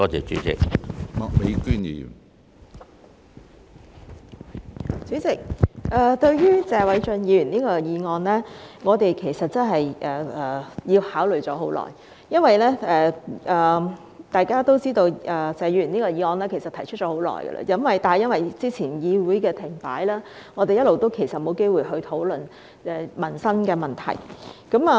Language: Cantonese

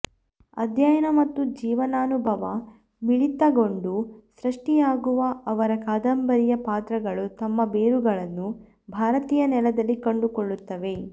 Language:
Kannada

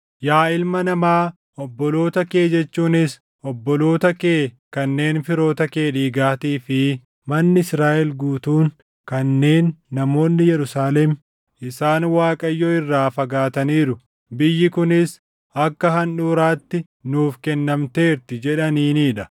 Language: Oromo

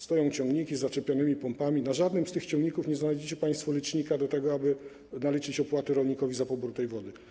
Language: Polish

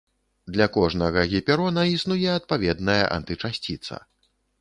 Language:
Belarusian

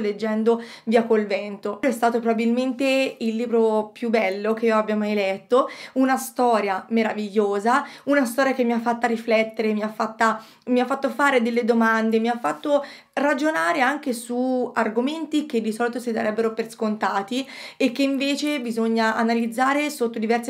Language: Italian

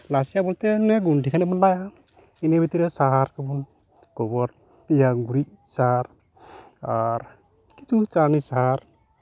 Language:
Santali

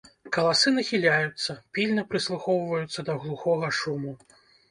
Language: Belarusian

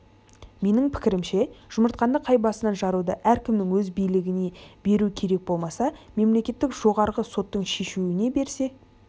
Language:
Kazakh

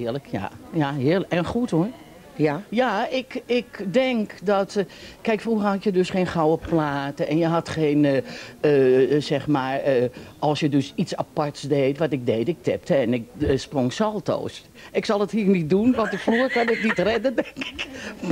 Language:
Dutch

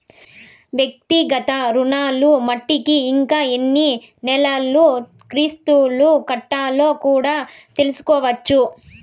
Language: Telugu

